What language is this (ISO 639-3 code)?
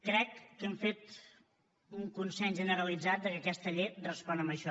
cat